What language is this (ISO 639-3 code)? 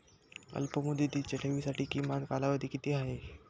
mar